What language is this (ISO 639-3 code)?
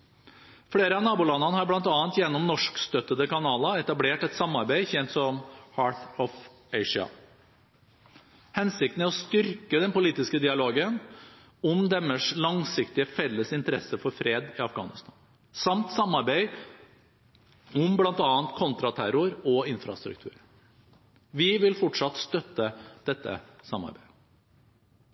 nob